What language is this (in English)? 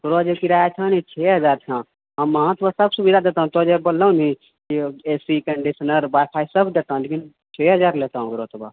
Maithili